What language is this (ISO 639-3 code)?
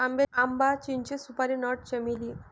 mar